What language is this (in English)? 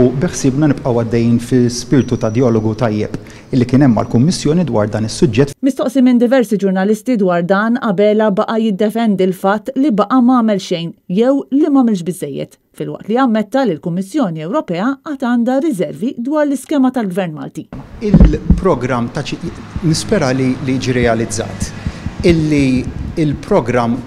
Turkish